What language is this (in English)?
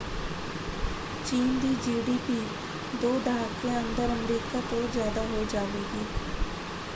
Punjabi